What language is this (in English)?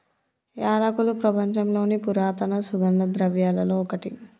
Telugu